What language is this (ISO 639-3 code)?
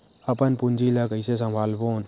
hne